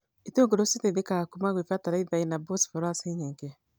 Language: Kikuyu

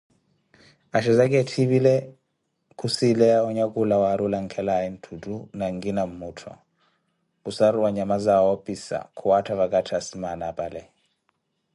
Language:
Koti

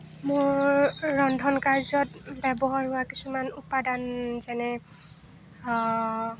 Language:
Assamese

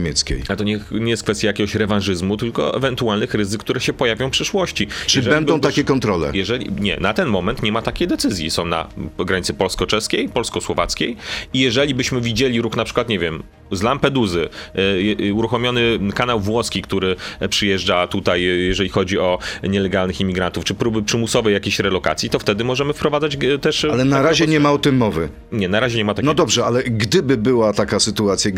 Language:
Polish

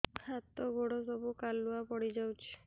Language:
Odia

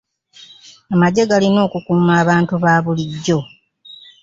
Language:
Ganda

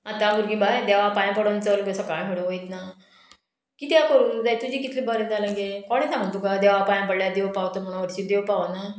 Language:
Konkani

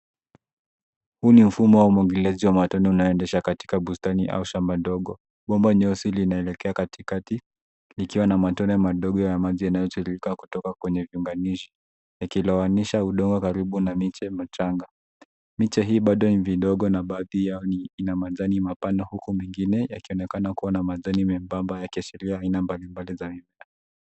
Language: Swahili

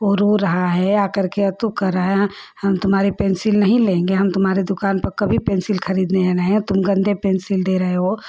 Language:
Hindi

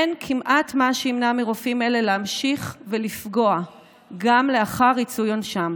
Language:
Hebrew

